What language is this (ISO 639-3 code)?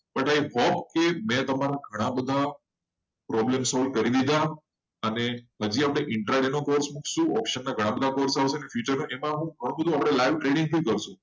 guj